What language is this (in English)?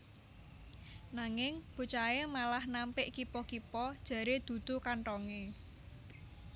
Javanese